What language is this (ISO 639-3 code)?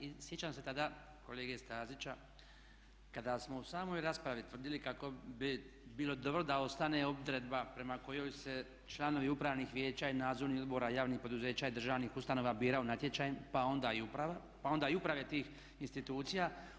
hrv